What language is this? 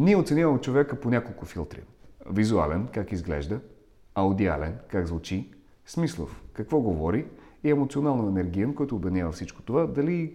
Bulgarian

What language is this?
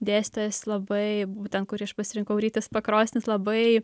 Lithuanian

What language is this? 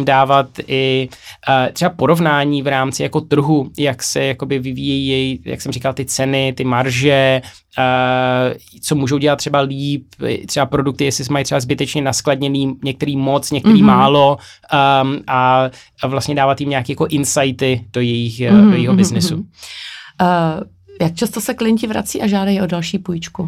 Czech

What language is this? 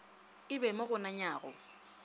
Northern Sotho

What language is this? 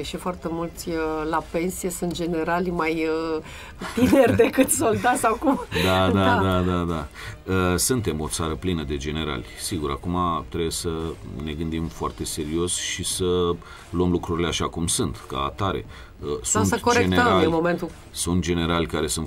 Romanian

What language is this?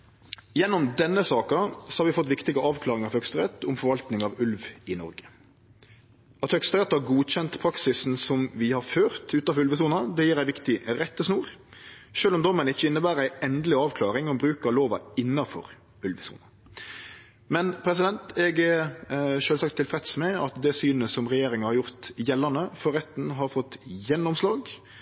Norwegian Nynorsk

